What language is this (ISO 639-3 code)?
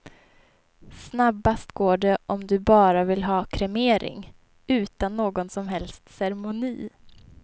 swe